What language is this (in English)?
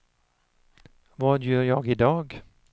Swedish